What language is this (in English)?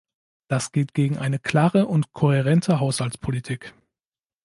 German